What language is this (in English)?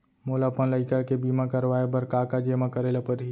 Chhattisgarhi